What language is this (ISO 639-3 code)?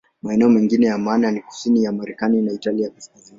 swa